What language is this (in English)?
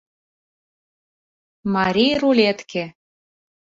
Mari